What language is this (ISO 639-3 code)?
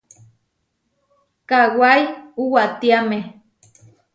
var